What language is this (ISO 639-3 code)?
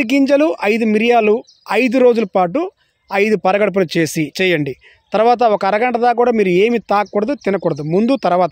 tel